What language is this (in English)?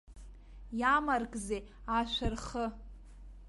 Abkhazian